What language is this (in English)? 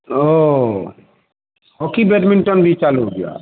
Hindi